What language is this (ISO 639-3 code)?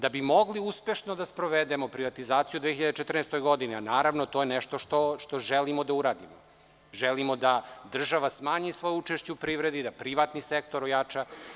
srp